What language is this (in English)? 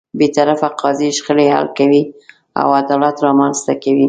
Pashto